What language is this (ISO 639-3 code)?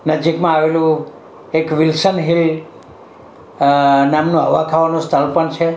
guj